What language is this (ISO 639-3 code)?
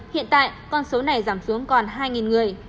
vie